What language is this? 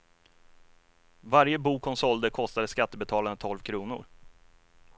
Swedish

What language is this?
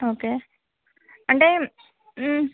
Telugu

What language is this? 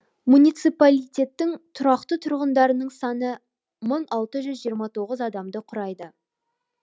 Kazakh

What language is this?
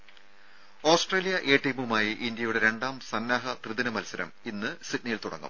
Malayalam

